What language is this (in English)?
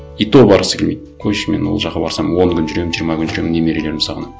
Kazakh